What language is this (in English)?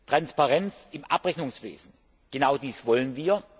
German